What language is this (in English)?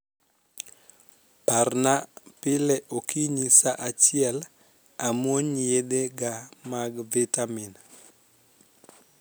Luo (Kenya and Tanzania)